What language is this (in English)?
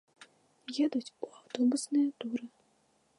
Belarusian